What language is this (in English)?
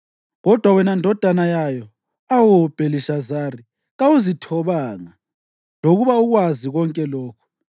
North Ndebele